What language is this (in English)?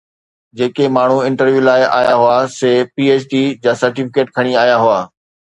Sindhi